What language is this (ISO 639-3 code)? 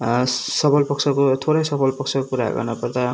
nep